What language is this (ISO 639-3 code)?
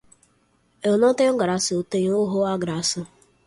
por